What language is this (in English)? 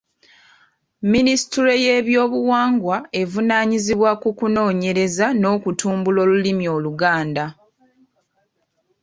Ganda